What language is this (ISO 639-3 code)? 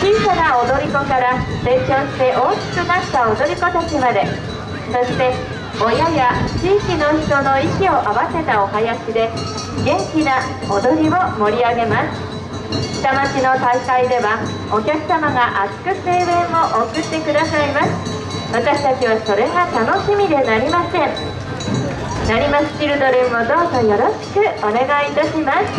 jpn